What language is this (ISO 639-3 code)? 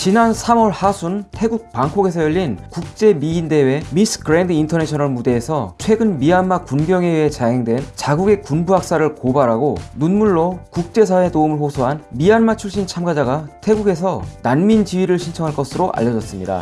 kor